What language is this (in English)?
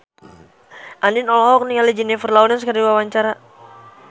Sundanese